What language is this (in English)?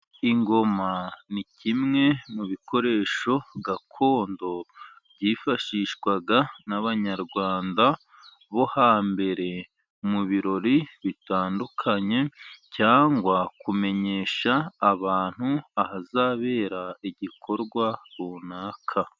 Kinyarwanda